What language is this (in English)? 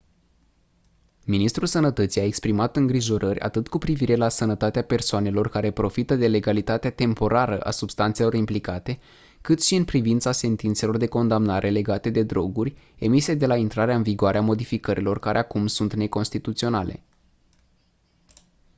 Romanian